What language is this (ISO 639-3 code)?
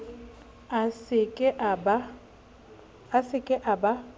sot